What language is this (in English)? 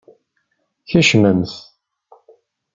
Kabyle